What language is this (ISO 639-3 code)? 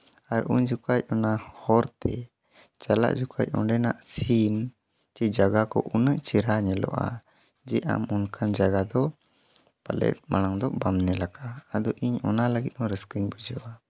sat